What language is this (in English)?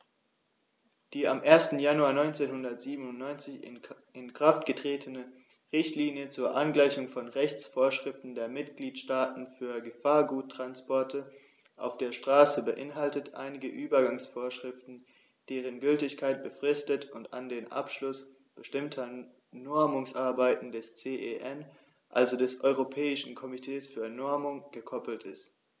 German